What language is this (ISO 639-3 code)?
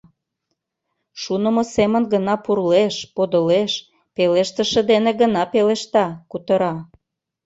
chm